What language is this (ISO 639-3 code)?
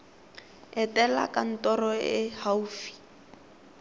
tsn